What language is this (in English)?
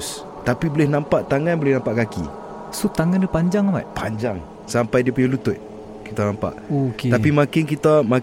Malay